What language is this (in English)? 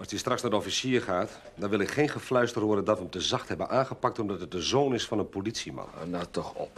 Dutch